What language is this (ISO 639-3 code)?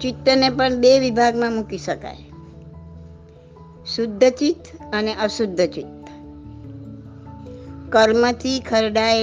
guj